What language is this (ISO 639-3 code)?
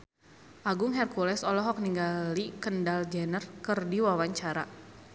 sun